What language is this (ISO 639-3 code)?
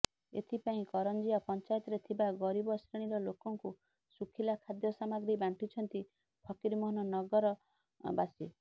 ori